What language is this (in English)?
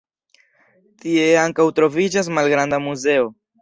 Esperanto